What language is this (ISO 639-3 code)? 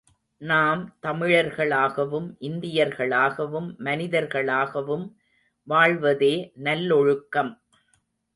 tam